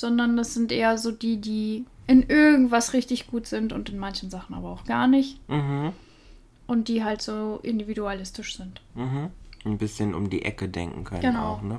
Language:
German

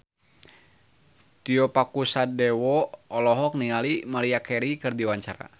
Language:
Sundanese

